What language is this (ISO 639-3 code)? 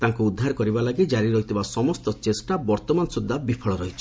ori